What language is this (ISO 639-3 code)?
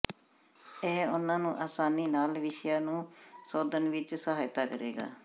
pan